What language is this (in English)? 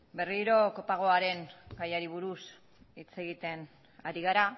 Basque